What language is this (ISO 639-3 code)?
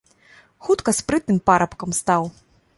bel